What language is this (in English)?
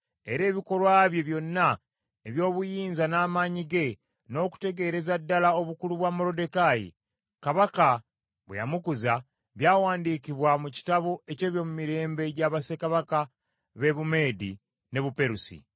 Ganda